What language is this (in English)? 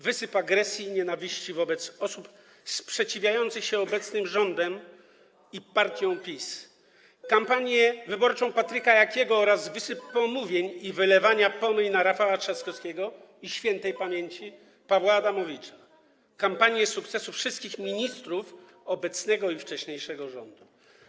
Polish